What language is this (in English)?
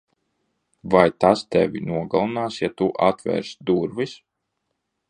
Latvian